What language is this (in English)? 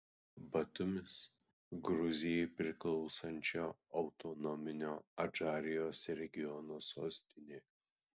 Lithuanian